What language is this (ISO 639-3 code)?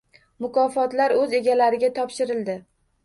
uzb